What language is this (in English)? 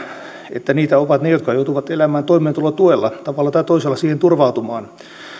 Finnish